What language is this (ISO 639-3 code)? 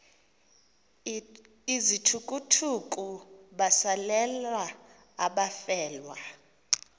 xho